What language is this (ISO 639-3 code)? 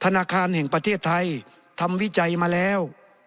tha